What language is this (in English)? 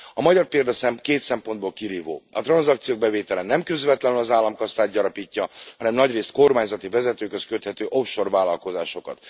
Hungarian